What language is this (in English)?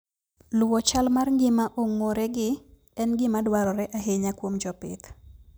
Luo (Kenya and Tanzania)